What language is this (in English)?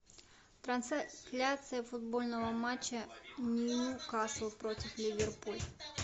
Russian